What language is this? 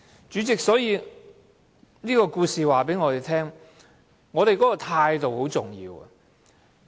Cantonese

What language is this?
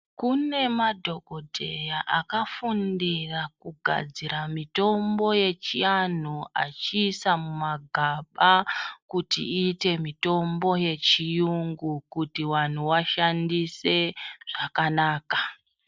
Ndau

